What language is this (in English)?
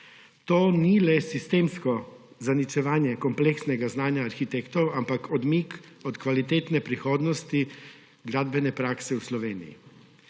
Slovenian